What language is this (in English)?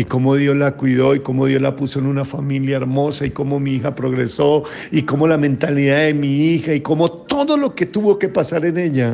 Spanish